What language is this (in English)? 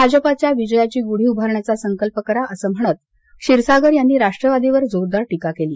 Marathi